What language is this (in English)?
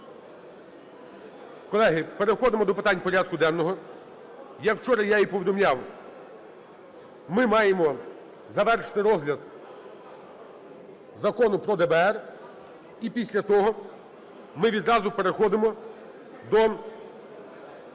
Ukrainian